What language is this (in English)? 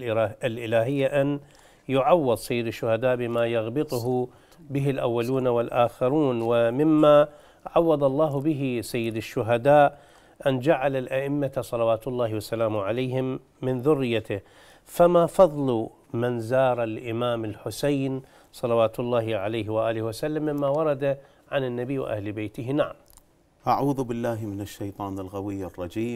Arabic